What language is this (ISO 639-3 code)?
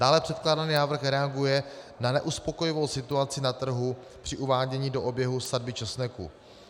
ces